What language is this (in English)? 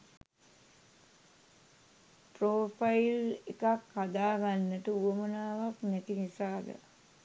Sinhala